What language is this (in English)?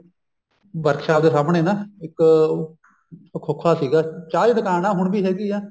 Punjabi